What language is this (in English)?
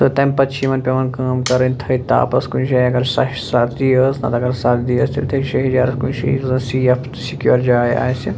Kashmiri